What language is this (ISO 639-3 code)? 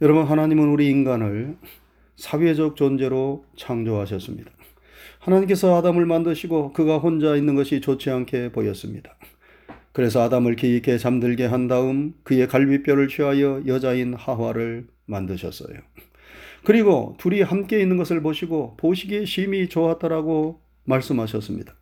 kor